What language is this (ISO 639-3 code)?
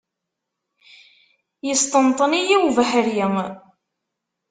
kab